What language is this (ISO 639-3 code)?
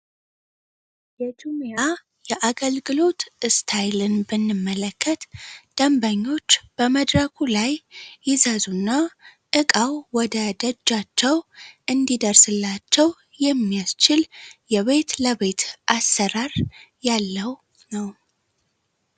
amh